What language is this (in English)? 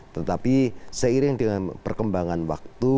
Indonesian